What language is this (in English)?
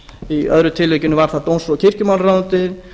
Icelandic